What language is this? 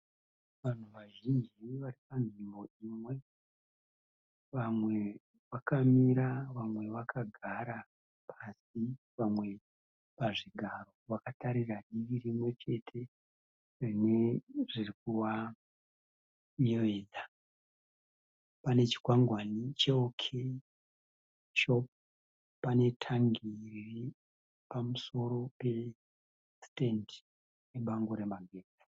Shona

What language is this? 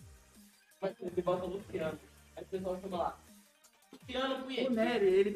Portuguese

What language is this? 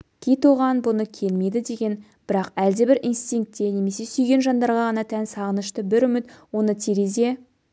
Kazakh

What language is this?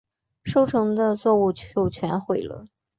Chinese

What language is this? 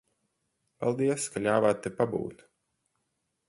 Latvian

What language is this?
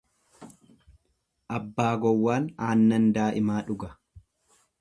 Oromo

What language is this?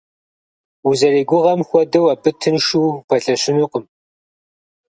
Kabardian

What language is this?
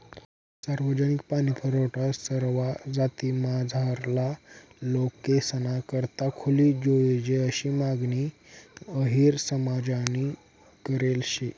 Marathi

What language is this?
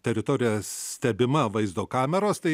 Lithuanian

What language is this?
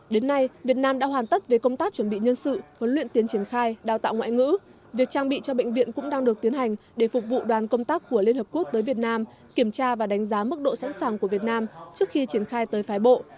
Vietnamese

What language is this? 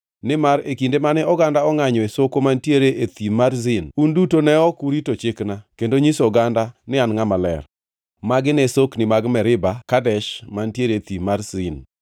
Luo (Kenya and Tanzania)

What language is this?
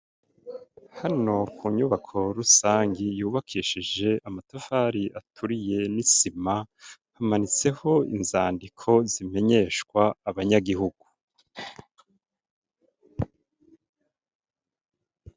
Rundi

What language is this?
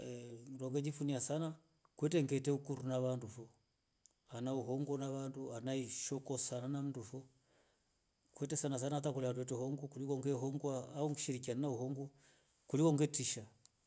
Rombo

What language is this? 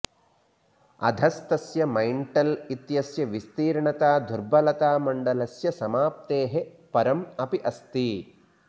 Sanskrit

